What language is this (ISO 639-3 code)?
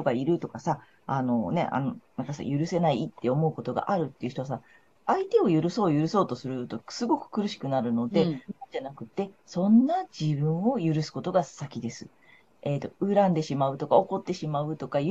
jpn